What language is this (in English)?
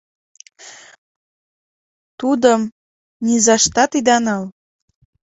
Mari